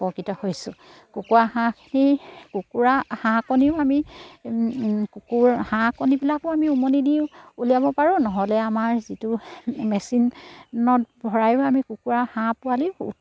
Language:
Assamese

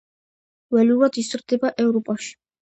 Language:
Georgian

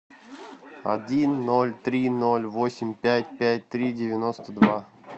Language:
Russian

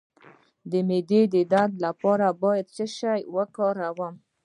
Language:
Pashto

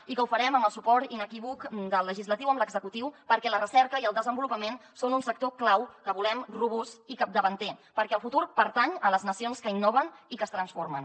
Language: Catalan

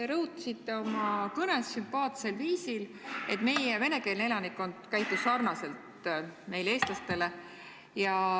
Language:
Estonian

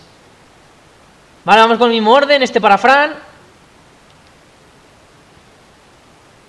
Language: Spanish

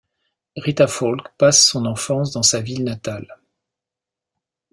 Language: French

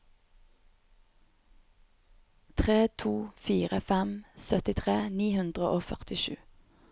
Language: Norwegian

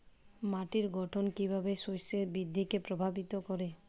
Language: Bangla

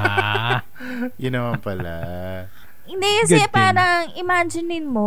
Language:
Filipino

